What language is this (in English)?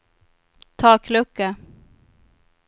Swedish